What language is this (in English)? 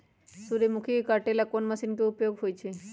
Magahi